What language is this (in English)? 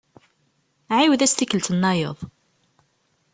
Kabyle